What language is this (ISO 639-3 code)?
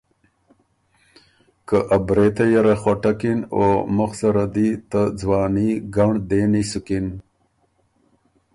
oru